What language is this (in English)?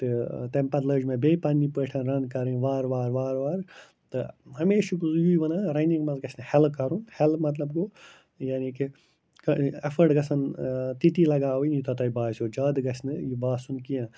Kashmiri